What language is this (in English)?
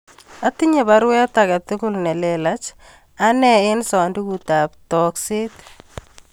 Kalenjin